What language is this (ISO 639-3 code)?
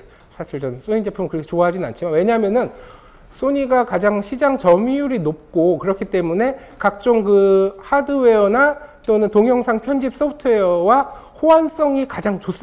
kor